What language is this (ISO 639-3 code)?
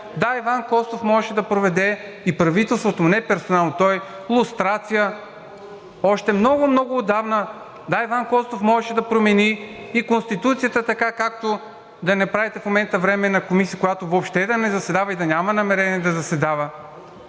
bul